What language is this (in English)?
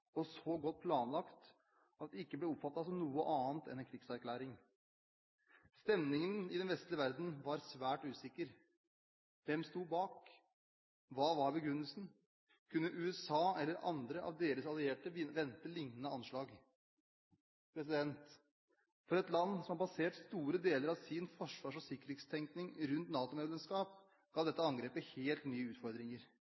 Norwegian Bokmål